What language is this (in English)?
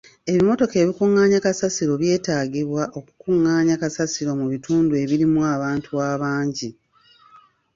Ganda